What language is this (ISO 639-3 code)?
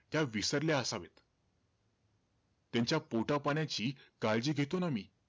mar